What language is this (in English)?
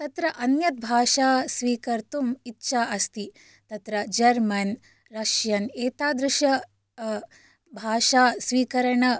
Sanskrit